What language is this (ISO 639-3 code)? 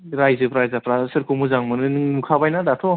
brx